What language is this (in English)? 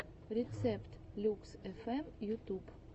Russian